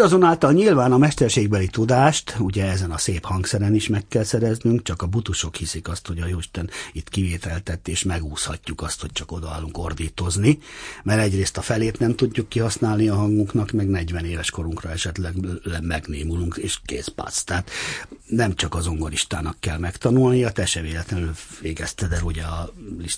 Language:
Hungarian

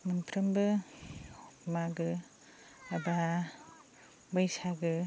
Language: Bodo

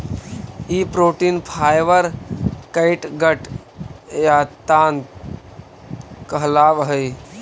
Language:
Magahi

